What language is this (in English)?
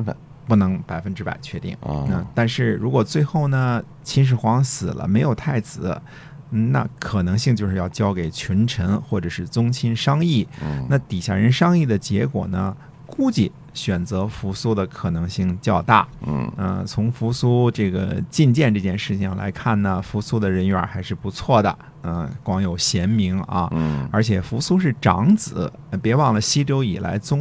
Chinese